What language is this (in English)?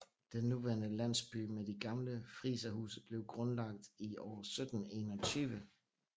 Danish